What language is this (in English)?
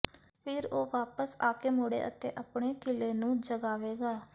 Punjabi